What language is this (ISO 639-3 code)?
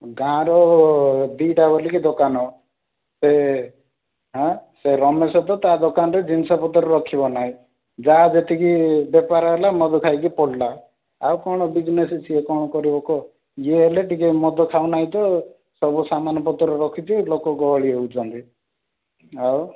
ori